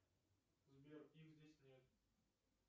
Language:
Russian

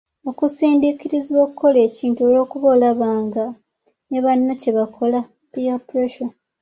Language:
Ganda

